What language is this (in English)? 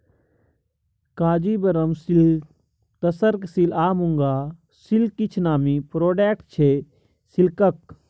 Maithili